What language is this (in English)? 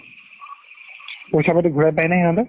Assamese